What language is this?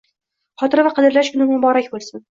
Uzbek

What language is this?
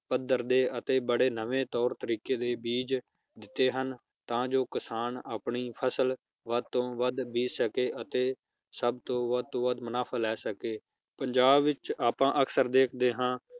Punjabi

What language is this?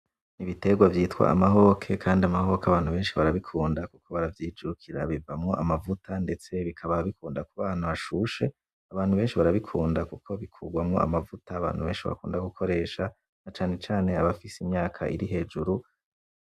Rundi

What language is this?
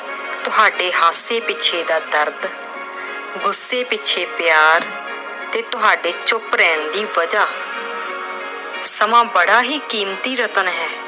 Punjabi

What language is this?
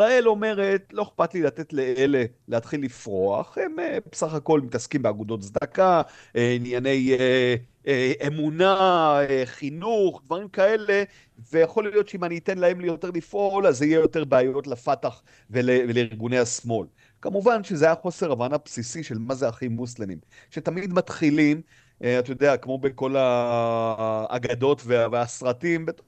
Hebrew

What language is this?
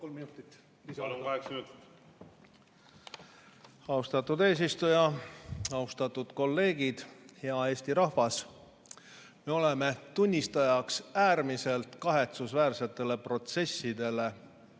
Estonian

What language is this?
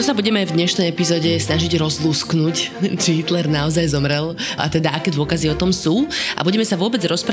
Slovak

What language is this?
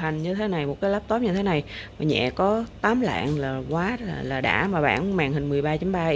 Vietnamese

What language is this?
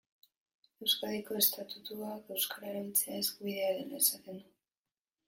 Basque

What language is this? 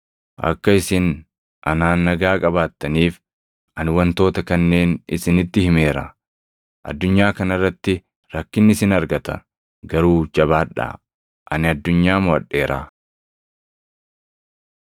Oromo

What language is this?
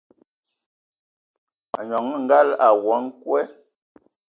Ewondo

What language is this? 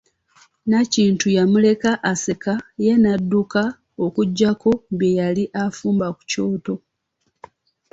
Ganda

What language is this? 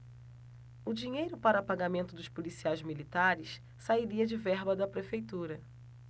Portuguese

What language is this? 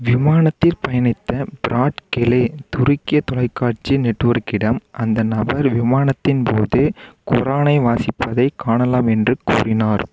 Tamil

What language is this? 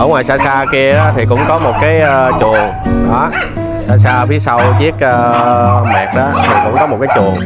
Vietnamese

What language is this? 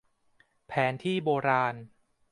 Thai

